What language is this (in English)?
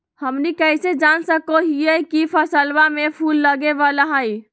Magahi